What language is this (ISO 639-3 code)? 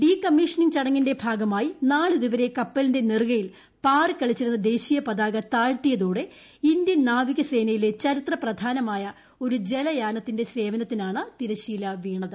mal